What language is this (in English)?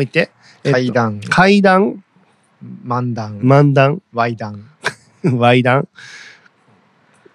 Japanese